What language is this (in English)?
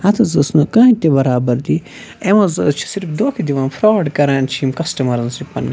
Kashmiri